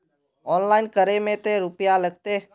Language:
Magahi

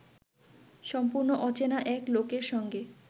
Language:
Bangla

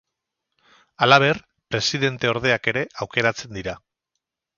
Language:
Basque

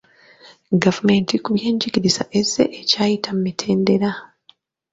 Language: Ganda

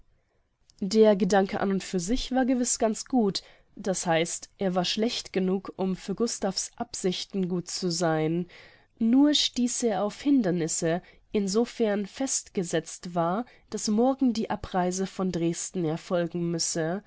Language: German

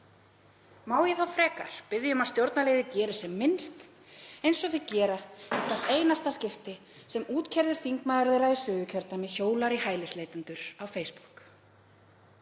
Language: Icelandic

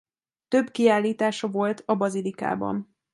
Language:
Hungarian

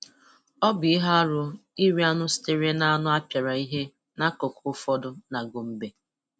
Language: Igbo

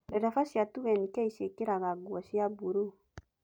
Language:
Kikuyu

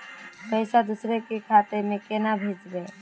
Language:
Magahi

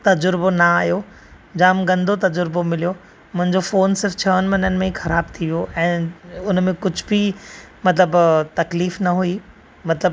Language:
Sindhi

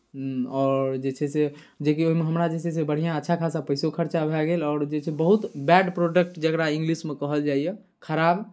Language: Maithili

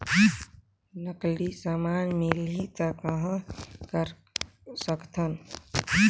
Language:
Chhattisgarhi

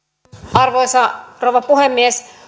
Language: Finnish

